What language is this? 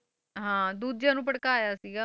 Punjabi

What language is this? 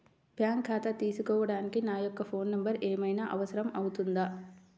Telugu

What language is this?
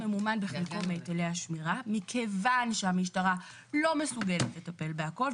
Hebrew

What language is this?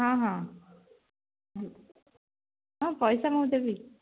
Odia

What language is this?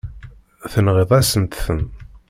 Kabyle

